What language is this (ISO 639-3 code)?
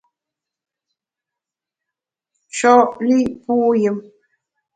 bax